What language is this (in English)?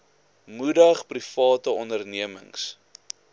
Afrikaans